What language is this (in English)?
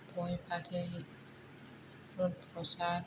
Bodo